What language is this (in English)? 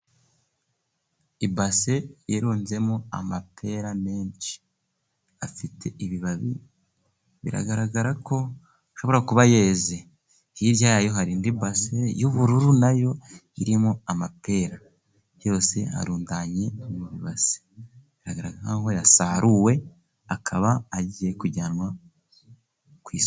Kinyarwanda